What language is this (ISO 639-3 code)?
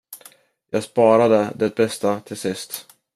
swe